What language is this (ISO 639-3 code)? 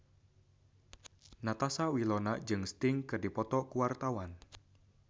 sun